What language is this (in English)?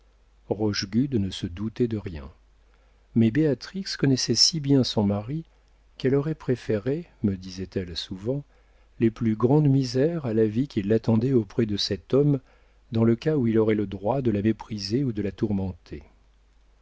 French